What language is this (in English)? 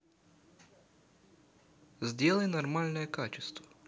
Russian